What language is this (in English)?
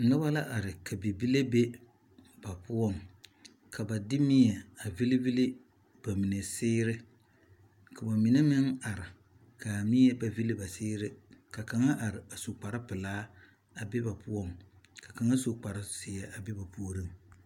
Southern Dagaare